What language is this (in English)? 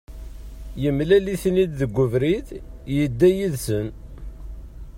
Kabyle